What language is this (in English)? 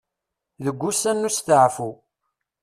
Kabyle